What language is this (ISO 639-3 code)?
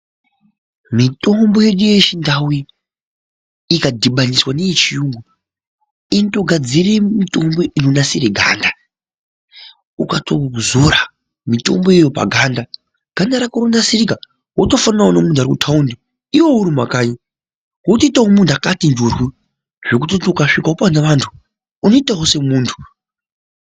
ndc